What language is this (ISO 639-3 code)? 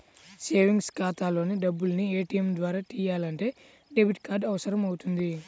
tel